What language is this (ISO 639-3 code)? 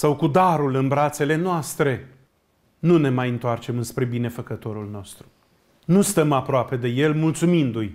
ron